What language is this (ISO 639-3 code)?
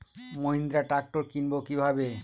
ben